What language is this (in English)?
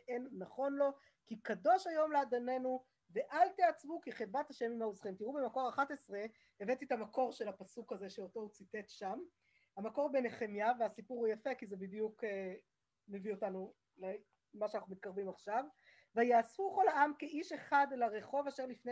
Hebrew